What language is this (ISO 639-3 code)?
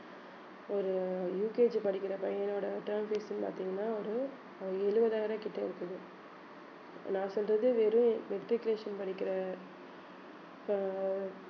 tam